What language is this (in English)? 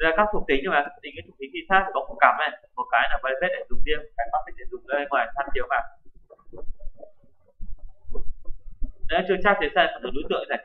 Vietnamese